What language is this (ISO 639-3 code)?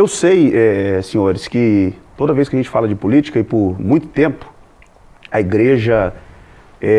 por